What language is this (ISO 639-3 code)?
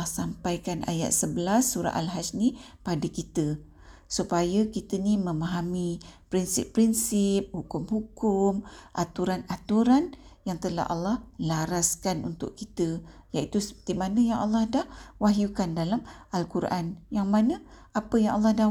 msa